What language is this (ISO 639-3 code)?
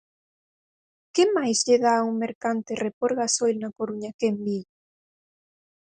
glg